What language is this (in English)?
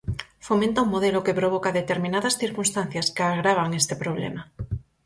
Galician